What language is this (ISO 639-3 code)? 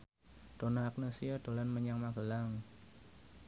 jav